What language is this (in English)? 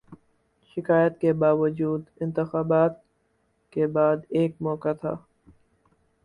Urdu